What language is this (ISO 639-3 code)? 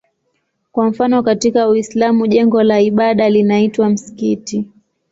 swa